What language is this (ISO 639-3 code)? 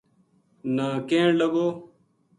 gju